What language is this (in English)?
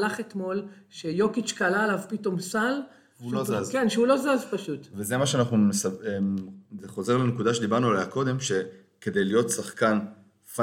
Hebrew